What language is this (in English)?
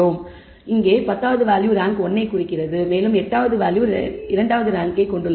Tamil